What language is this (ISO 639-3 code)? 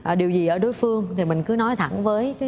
vie